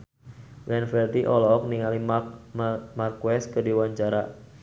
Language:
Sundanese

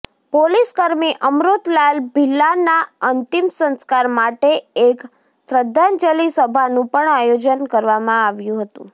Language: Gujarati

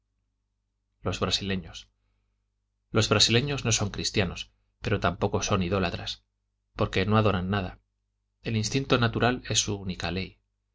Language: Spanish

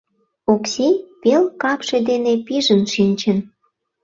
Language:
Mari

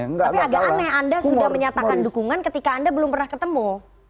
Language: Indonesian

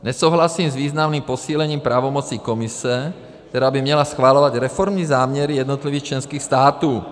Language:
Czech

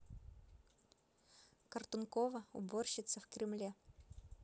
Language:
Russian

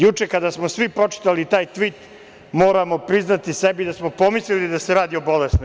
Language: Serbian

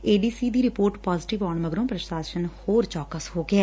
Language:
Punjabi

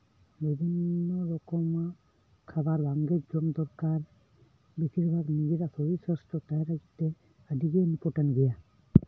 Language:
Santali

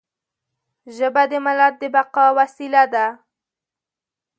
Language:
Pashto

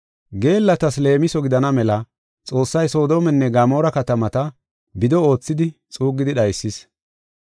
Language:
Gofa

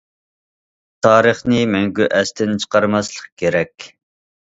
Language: Uyghur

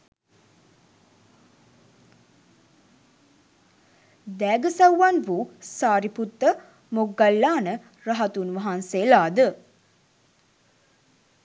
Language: Sinhala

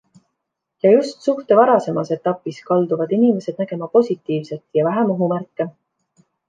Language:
Estonian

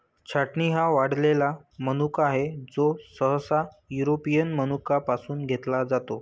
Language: Marathi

